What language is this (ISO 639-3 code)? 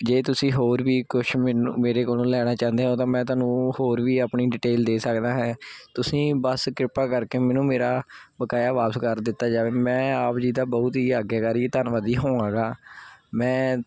pan